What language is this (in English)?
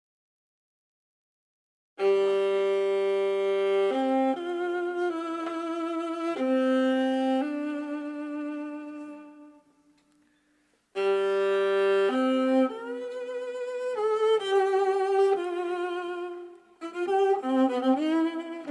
English